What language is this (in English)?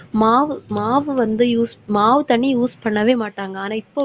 Tamil